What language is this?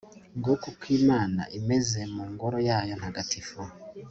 Kinyarwanda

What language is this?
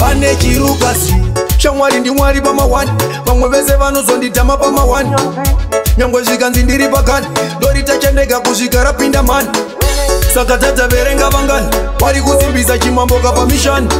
Indonesian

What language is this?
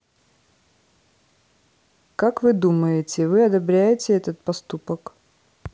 Russian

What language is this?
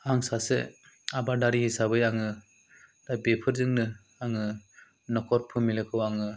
Bodo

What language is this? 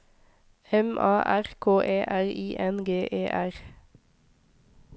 Norwegian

